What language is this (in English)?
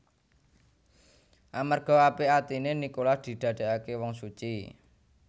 Javanese